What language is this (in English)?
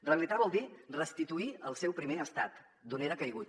Catalan